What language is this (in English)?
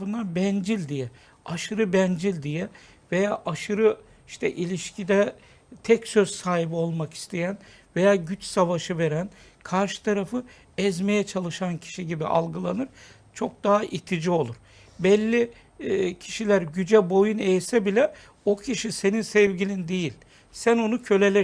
Turkish